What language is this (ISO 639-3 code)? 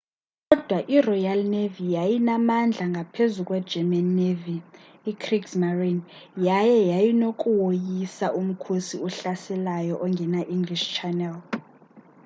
xho